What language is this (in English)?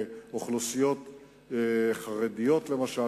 Hebrew